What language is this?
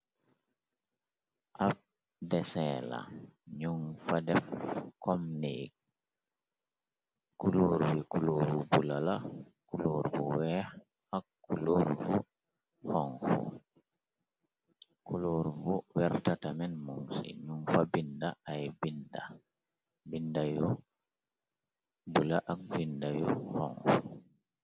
Wolof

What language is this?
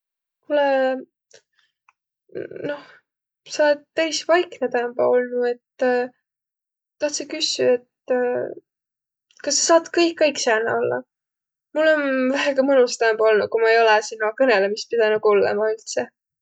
Võro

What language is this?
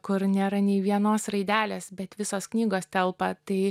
Lithuanian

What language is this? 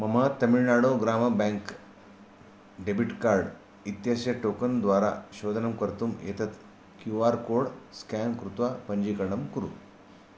Sanskrit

